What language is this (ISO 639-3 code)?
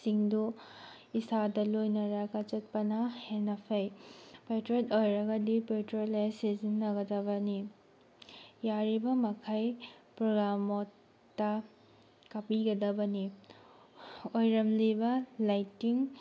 mni